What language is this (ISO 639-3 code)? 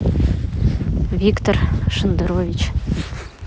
rus